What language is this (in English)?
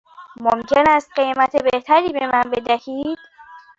Persian